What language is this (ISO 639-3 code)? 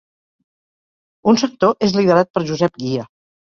cat